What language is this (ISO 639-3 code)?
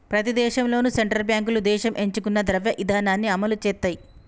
tel